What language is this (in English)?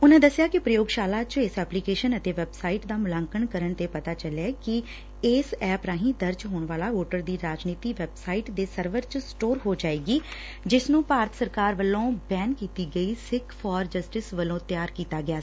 Punjabi